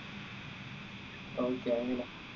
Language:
Malayalam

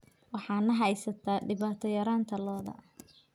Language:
Somali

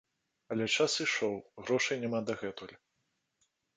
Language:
Belarusian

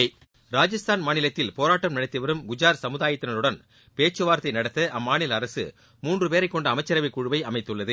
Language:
Tamil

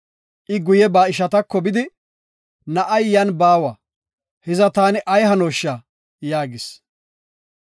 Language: Gofa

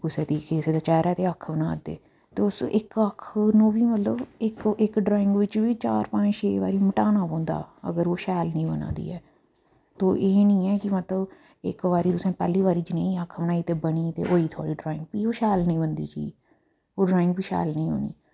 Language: Dogri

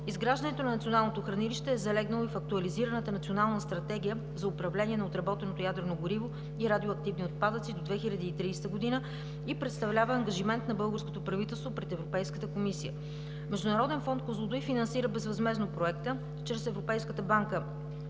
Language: Bulgarian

